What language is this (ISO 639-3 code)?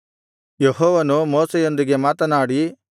kan